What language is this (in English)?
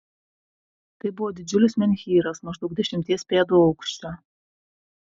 Lithuanian